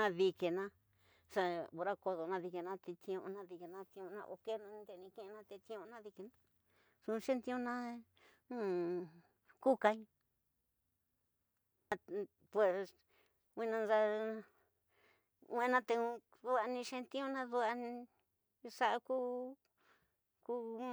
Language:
Tidaá Mixtec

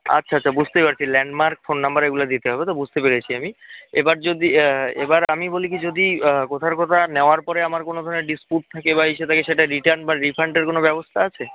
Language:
Bangla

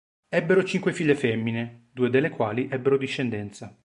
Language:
Italian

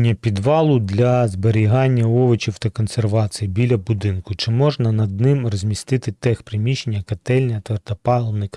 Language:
Ukrainian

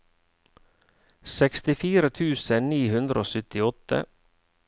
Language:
Norwegian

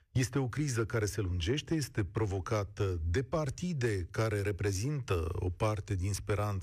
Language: Romanian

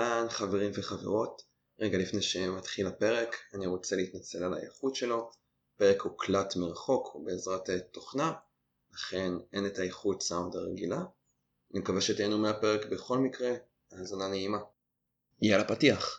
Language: Hebrew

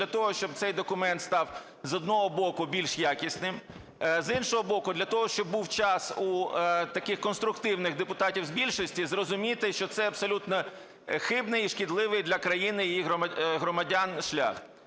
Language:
Ukrainian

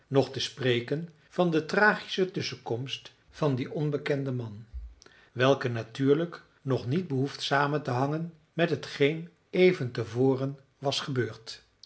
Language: Dutch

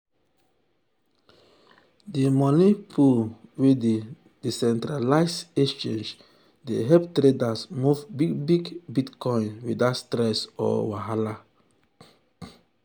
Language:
Nigerian Pidgin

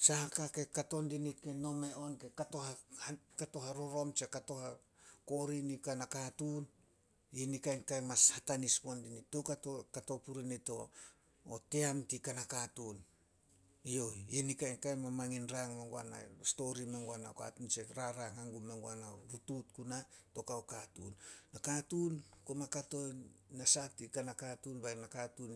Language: Solos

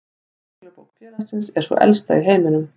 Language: Icelandic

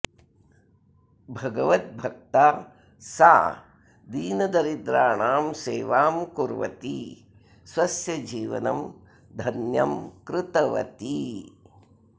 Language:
Sanskrit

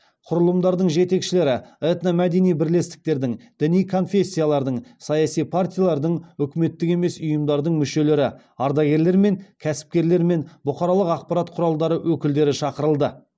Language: Kazakh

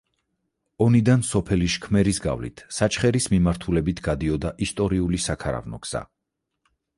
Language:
Georgian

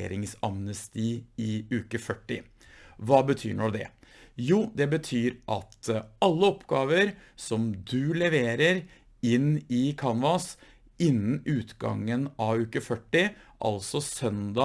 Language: Norwegian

